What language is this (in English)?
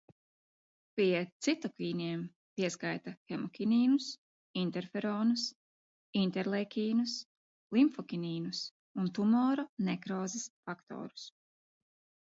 Latvian